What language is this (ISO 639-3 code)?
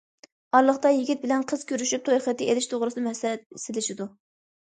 uig